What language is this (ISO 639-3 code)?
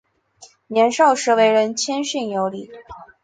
zho